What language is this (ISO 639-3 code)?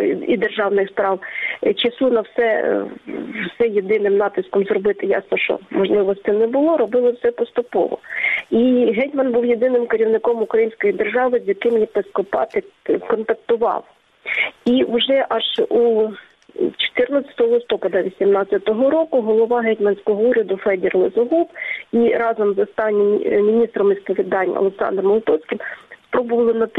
ukr